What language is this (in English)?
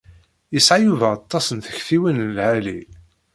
Kabyle